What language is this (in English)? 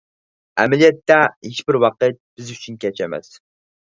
Uyghur